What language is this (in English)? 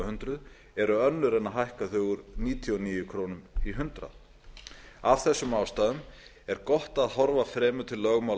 Icelandic